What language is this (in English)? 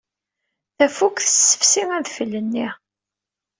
Kabyle